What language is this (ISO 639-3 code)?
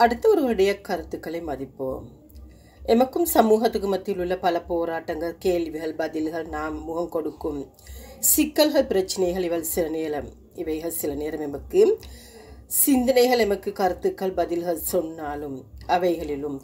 tur